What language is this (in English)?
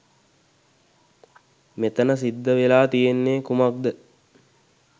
Sinhala